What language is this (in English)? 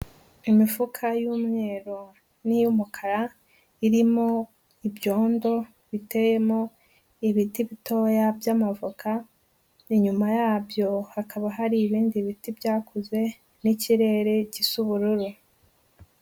Kinyarwanda